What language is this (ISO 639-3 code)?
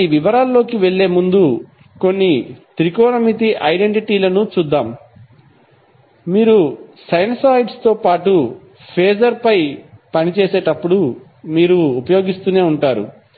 tel